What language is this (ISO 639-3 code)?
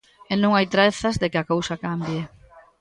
glg